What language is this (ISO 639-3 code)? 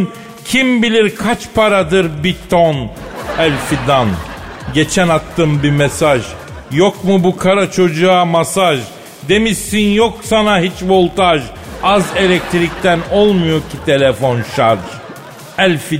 tur